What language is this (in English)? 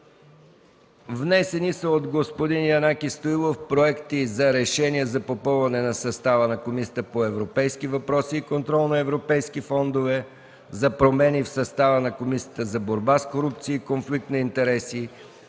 Bulgarian